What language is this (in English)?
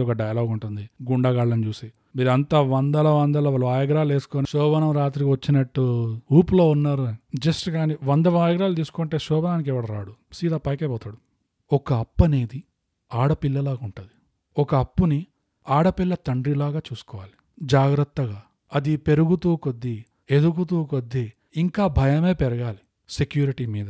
Telugu